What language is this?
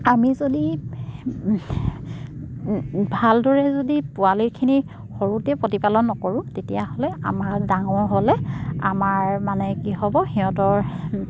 Assamese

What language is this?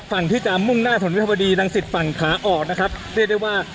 Thai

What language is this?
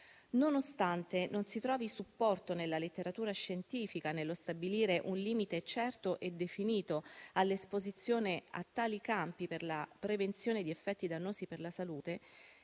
Italian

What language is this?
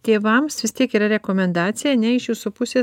Lithuanian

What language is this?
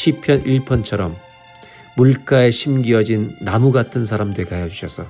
Korean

